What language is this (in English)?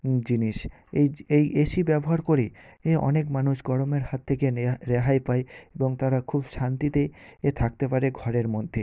Bangla